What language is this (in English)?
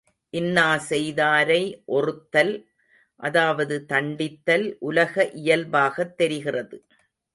Tamil